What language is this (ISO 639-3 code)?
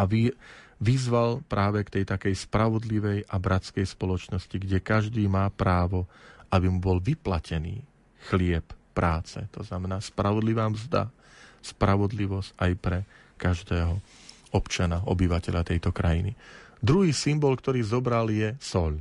slk